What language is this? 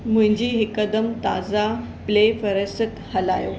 Sindhi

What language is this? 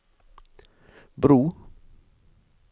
Norwegian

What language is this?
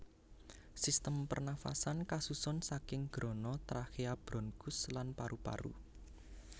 Javanese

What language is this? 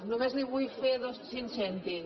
Catalan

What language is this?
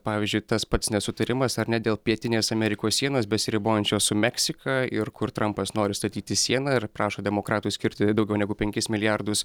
Lithuanian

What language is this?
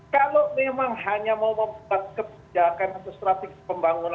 Indonesian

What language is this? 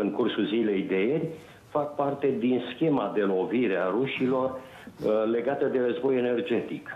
Romanian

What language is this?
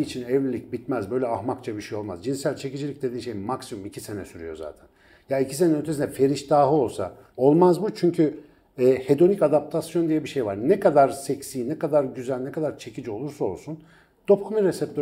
Turkish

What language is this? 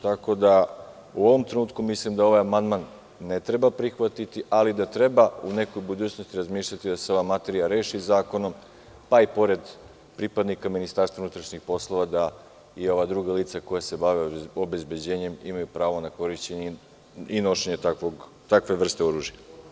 Serbian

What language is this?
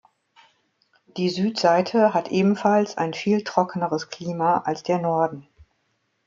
German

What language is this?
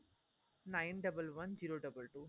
Punjabi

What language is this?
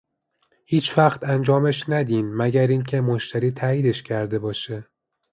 Persian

